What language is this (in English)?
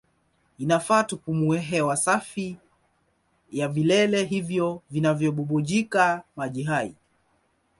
Swahili